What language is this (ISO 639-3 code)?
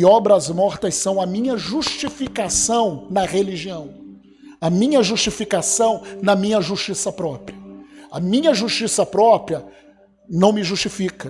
por